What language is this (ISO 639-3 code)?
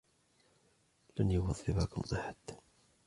ara